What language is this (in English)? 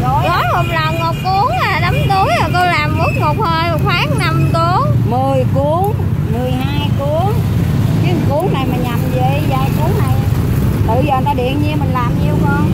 Vietnamese